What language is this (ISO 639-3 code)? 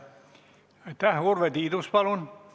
est